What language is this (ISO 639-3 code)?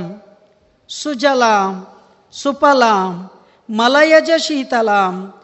kan